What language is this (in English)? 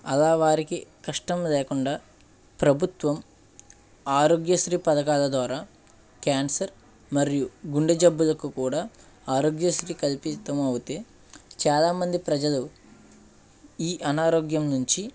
Telugu